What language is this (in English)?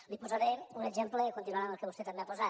Catalan